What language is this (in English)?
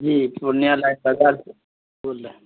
Urdu